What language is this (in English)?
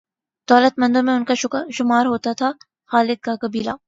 Urdu